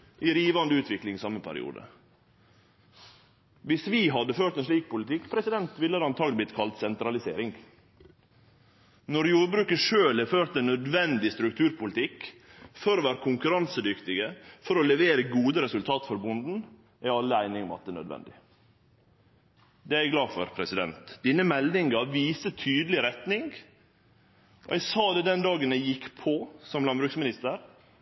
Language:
Norwegian Nynorsk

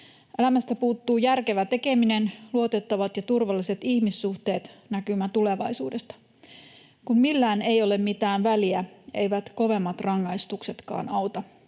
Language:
Finnish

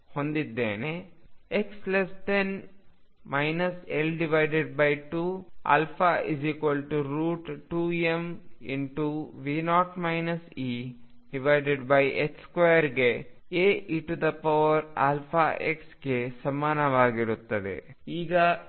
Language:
Kannada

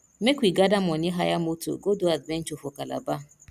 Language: Nigerian Pidgin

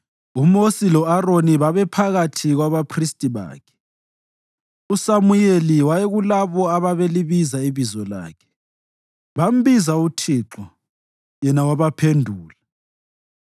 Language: North Ndebele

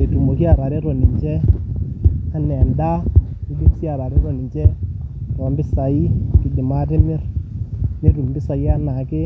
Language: Masai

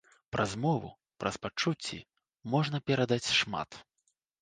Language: Belarusian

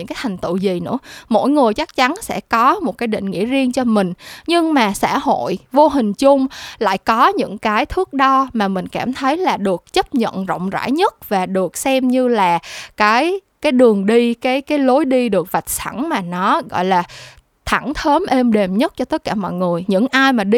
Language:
Vietnamese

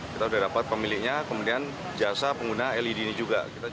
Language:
Indonesian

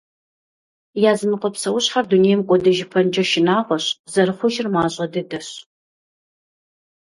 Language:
Kabardian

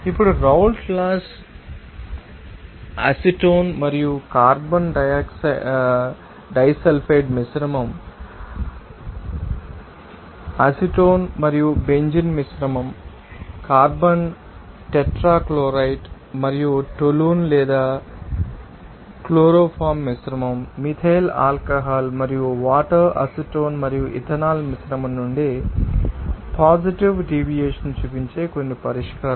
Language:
Telugu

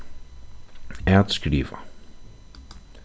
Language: Faroese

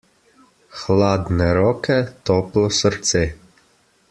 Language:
Slovenian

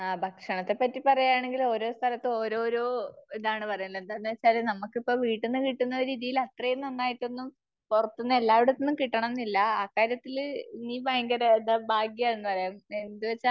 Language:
Malayalam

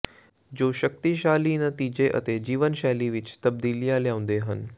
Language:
Punjabi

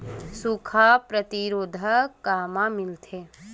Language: Chhattisgarhi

